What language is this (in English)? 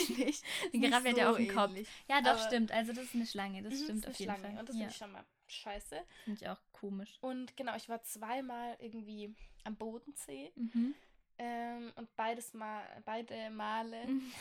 German